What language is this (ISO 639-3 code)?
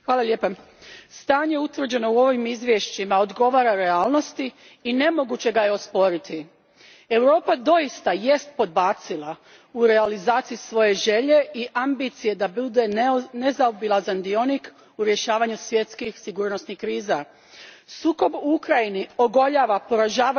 hrv